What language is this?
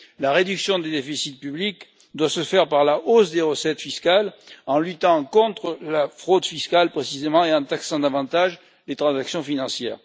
French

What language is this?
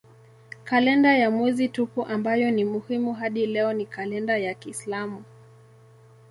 Swahili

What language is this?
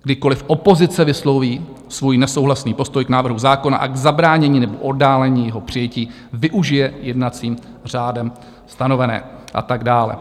Czech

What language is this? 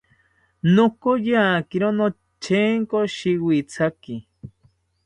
South Ucayali Ashéninka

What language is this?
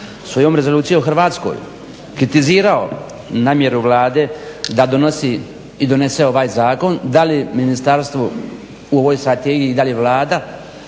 Croatian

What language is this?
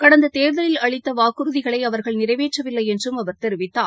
Tamil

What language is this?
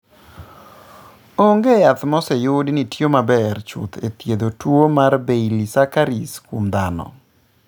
Luo (Kenya and Tanzania)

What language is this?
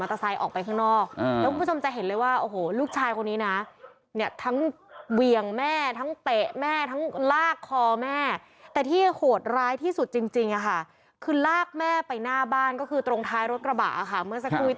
Thai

